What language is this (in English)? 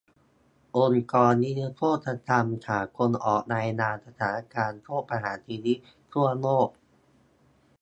Thai